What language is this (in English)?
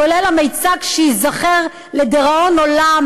Hebrew